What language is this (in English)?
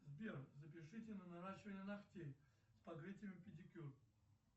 Russian